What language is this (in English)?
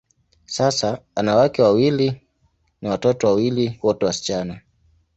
Swahili